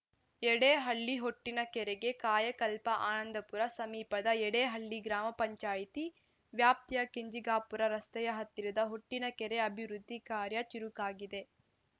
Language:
Kannada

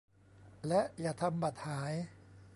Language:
Thai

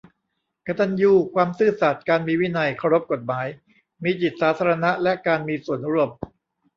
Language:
Thai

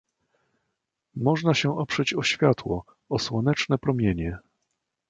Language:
Polish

